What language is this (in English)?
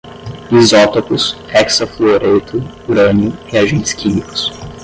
Portuguese